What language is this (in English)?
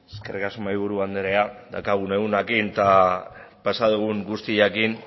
Basque